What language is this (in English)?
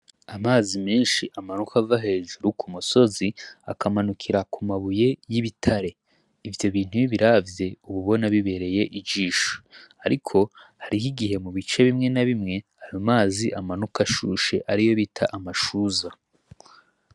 Rundi